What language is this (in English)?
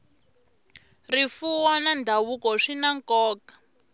Tsonga